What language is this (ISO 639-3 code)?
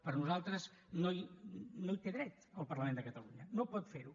cat